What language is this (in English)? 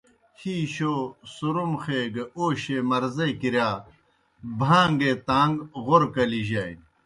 Kohistani Shina